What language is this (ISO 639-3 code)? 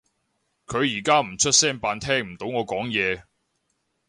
yue